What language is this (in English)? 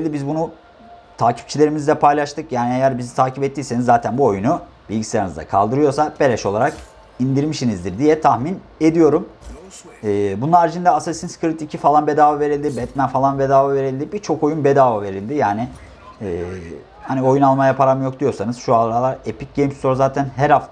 Turkish